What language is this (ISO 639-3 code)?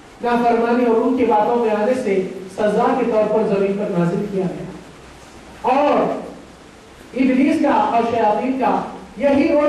ara